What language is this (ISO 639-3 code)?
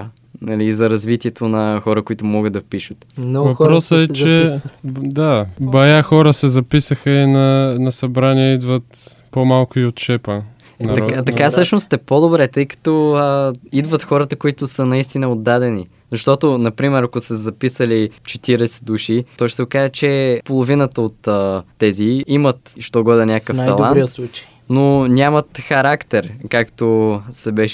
bul